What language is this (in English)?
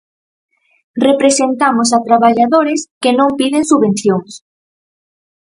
Galician